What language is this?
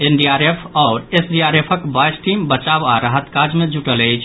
Maithili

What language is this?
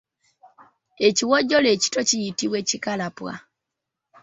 Ganda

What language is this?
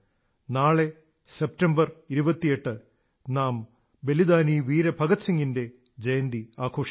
Malayalam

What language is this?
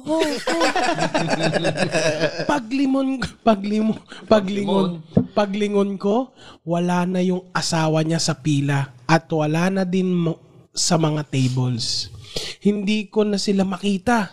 Filipino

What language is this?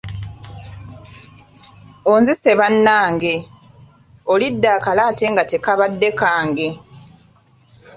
Ganda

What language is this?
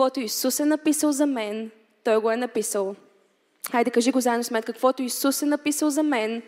Bulgarian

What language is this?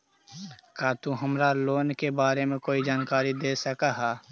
Magahi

